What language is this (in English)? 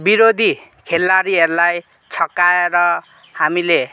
Nepali